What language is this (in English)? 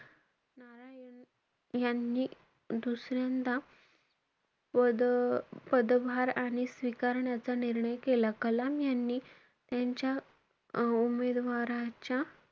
Marathi